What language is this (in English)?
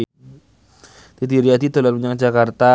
Javanese